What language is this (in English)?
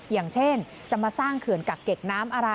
Thai